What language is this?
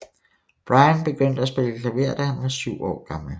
Danish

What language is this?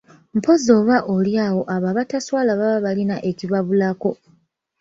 Ganda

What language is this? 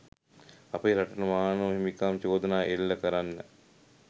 Sinhala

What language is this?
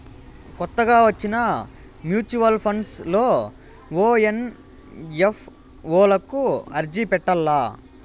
Telugu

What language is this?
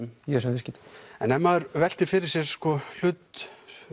Icelandic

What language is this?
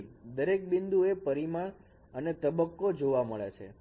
Gujarati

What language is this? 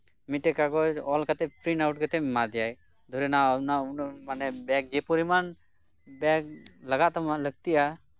Santali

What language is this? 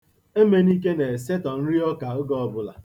Igbo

